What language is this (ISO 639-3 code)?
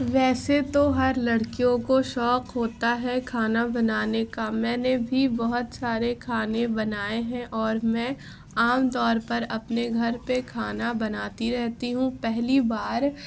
urd